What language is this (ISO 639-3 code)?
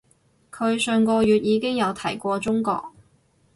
yue